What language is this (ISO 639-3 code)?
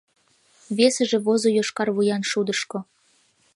chm